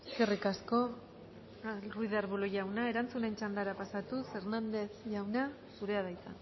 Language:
Basque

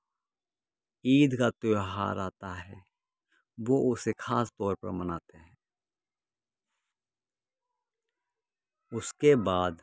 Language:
Urdu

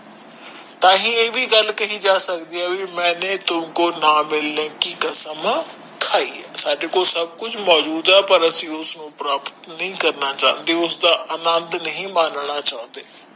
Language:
Punjabi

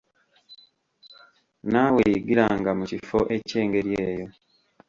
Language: Ganda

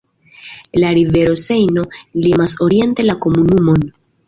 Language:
Esperanto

